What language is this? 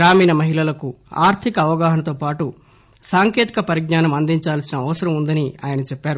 Telugu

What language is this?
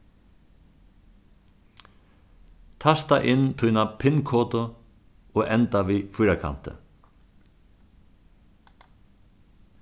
Faroese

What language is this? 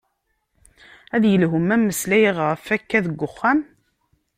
Kabyle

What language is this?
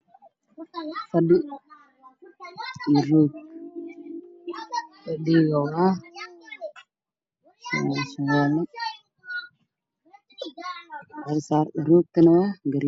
Somali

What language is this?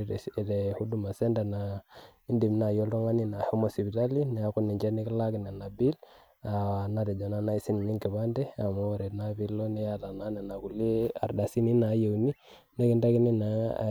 Masai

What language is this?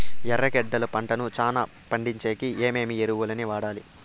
Telugu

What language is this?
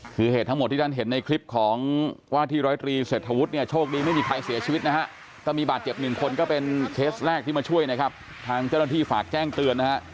Thai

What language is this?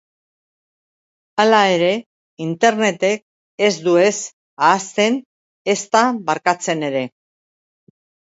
Basque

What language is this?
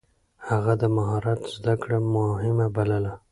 Pashto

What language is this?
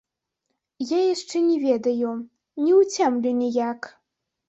Belarusian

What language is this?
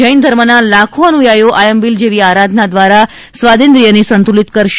Gujarati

